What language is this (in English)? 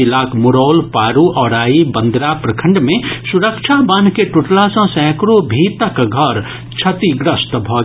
Maithili